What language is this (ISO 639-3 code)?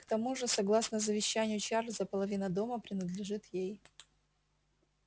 rus